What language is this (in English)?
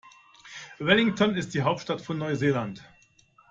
German